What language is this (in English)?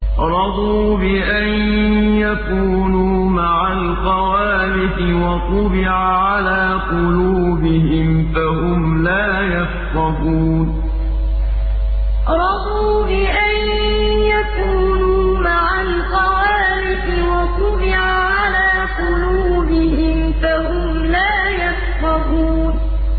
Arabic